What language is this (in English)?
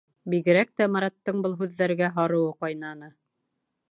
Bashkir